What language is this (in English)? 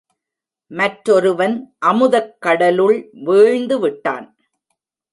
Tamil